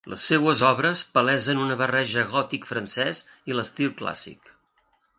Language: Catalan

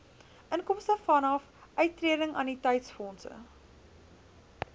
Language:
Afrikaans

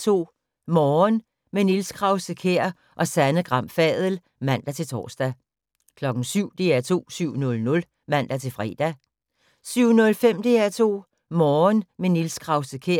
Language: Danish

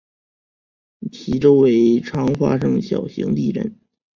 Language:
Chinese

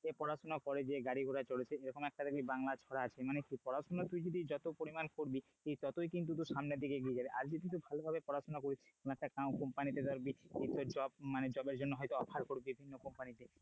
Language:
Bangla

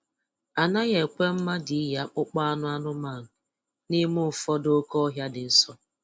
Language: Igbo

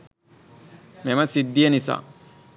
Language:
Sinhala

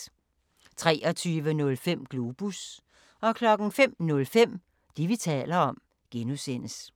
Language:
Danish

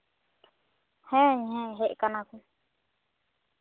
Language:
Santali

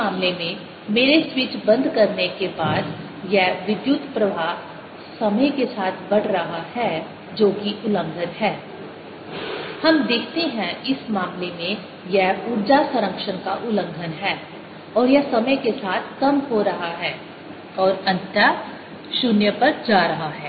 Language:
Hindi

